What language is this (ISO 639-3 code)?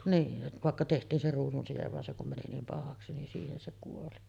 fin